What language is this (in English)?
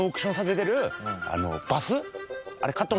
Japanese